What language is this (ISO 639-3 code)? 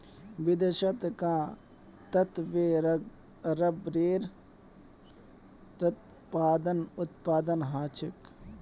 mag